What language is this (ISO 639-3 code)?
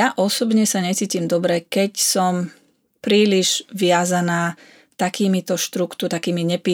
slk